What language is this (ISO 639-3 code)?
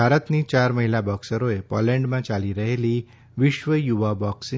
guj